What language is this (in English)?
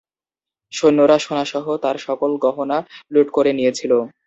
Bangla